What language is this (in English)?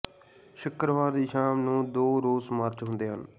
Punjabi